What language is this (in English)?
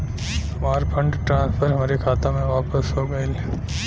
Bhojpuri